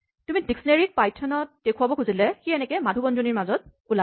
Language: Assamese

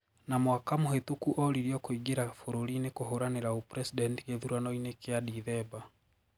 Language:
Kikuyu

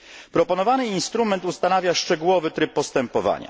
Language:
Polish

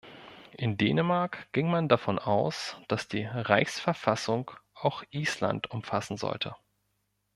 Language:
German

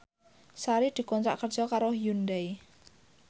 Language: Javanese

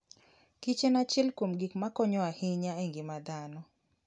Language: Luo (Kenya and Tanzania)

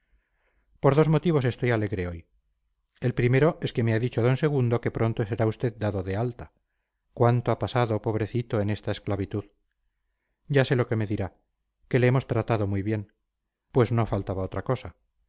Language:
Spanish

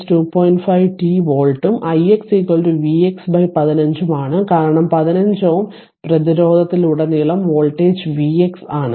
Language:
Malayalam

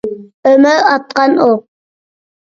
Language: Uyghur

